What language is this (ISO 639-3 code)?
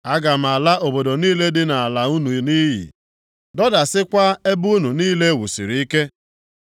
ibo